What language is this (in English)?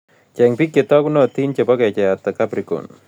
Kalenjin